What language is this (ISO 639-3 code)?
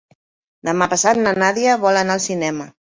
cat